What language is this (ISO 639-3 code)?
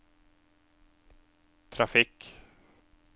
nor